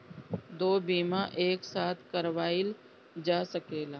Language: Bhojpuri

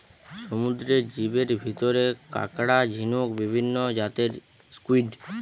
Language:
Bangla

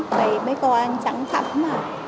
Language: Vietnamese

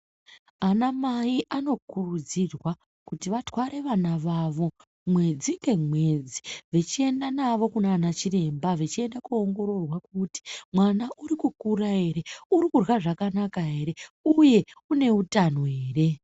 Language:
Ndau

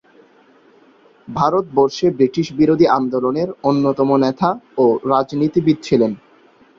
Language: Bangla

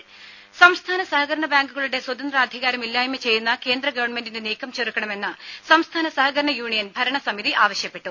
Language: Malayalam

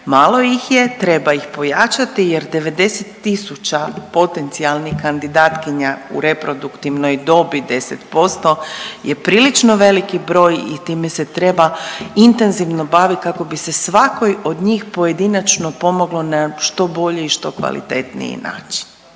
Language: Croatian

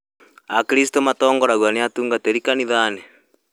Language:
Kikuyu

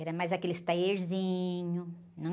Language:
Portuguese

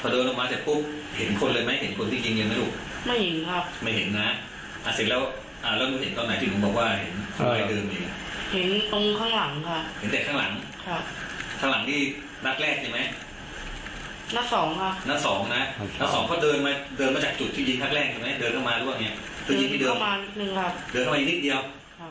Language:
Thai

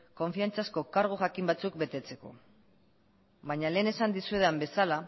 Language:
Basque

